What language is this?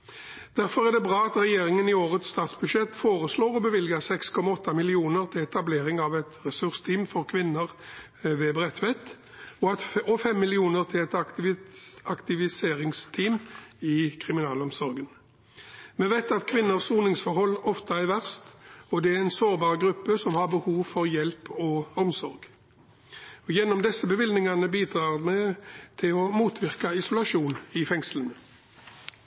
Norwegian Bokmål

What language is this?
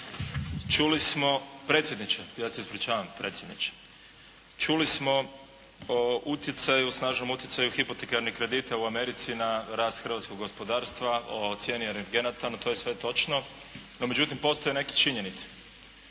Croatian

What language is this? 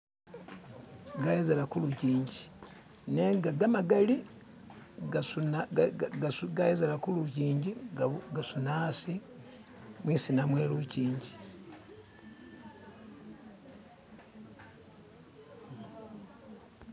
Masaaba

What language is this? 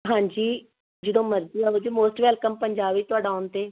Punjabi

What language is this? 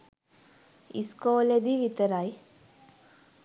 Sinhala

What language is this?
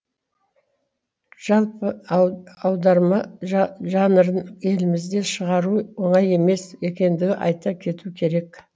Kazakh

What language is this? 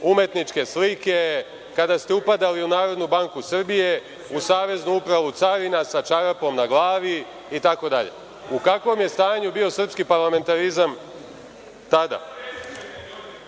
Serbian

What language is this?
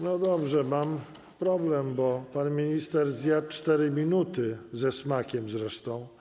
Polish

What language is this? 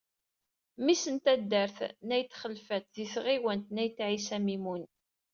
Kabyle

